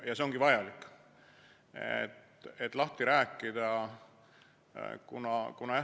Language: Estonian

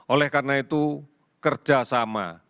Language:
Indonesian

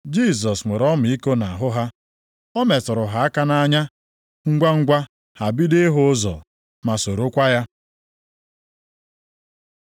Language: Igbo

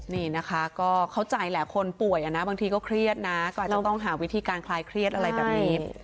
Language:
Thai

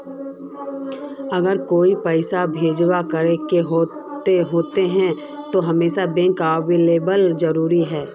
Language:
Magahi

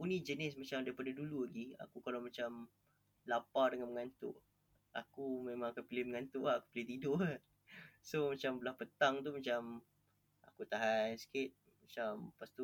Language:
Malay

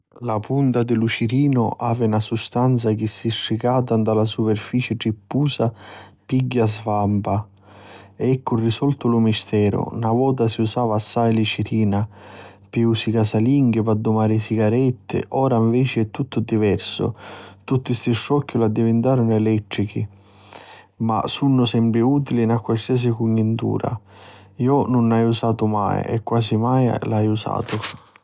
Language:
Sicilian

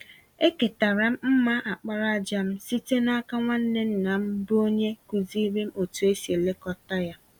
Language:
Igbo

